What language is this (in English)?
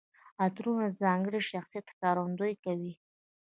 Pashto